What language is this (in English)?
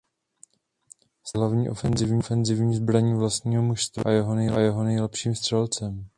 Czech